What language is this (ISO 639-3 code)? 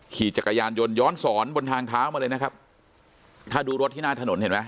tha